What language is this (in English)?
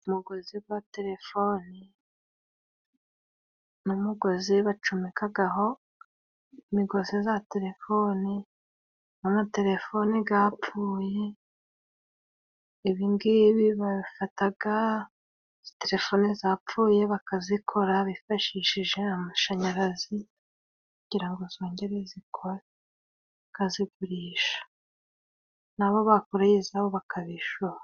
Kinyarwanda